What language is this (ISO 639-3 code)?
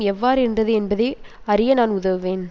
tam